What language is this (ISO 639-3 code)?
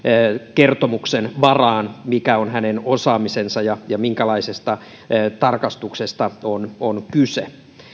fin